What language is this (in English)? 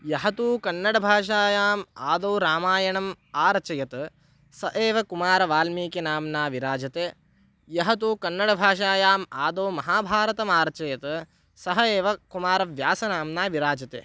Sanskrit